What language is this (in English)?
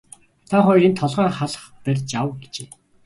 Mongolian